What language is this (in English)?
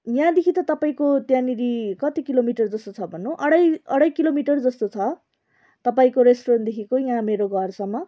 Nepali